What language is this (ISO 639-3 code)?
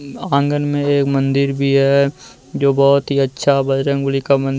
hin